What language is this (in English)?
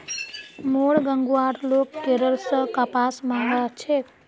Magahi